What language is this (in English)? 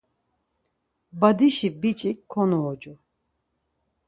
Laz